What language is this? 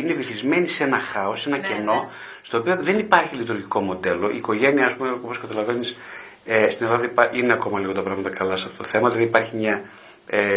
Greek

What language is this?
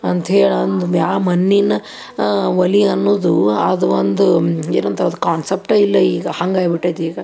Kannada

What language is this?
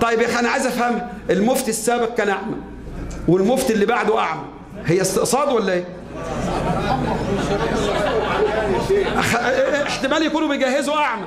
Arabic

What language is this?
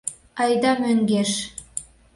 Mari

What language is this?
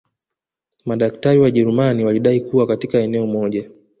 Swahili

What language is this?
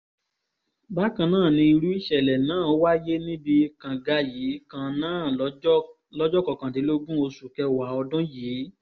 Yoruba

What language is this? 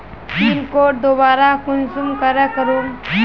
Magahi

